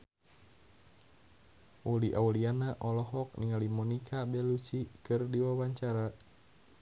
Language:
Sundanese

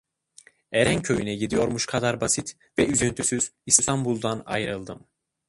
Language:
Turkish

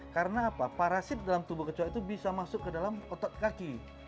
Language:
Indonesian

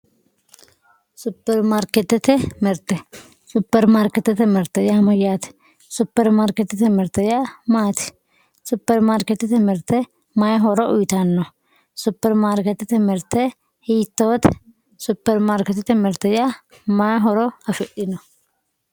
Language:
Sidamo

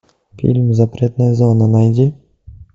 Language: Russian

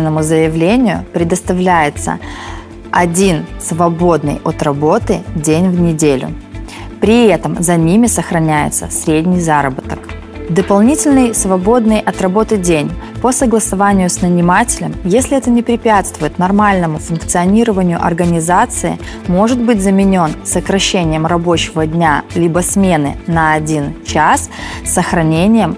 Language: Russian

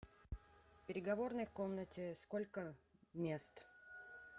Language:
Russian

